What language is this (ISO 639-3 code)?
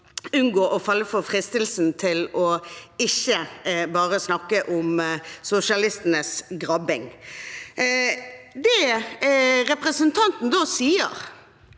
nor